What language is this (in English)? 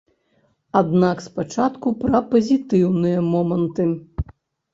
Belarusian